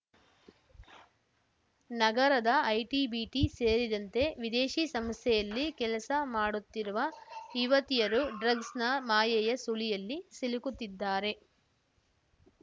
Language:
Kannada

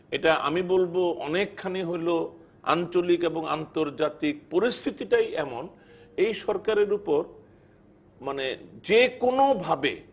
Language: Bangla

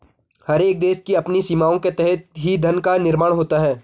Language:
Hindi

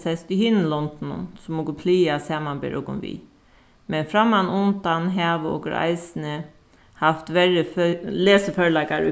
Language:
Faroese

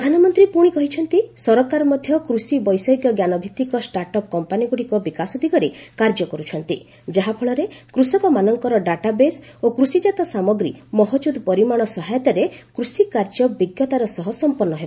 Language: Odia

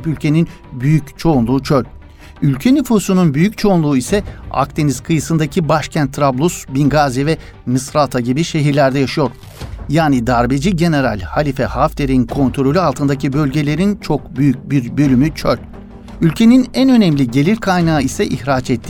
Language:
Turkish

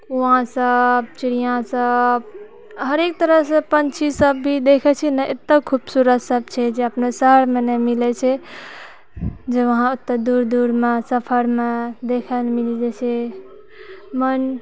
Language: Maithili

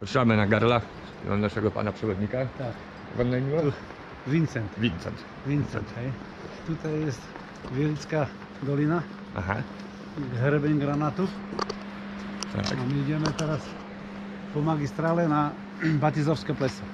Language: Polish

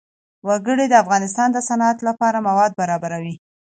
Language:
Pashto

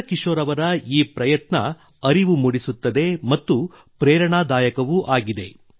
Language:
Kannada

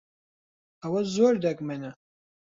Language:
Central Kurdish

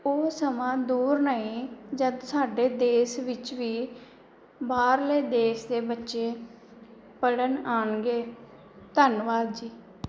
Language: Punjabi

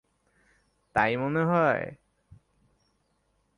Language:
Bangla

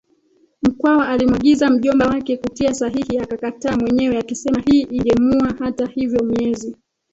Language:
Swahili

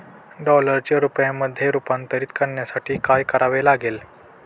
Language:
Marathi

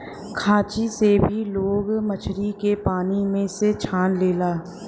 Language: Bhojpuri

